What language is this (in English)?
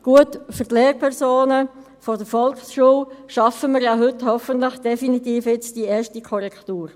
Swiss German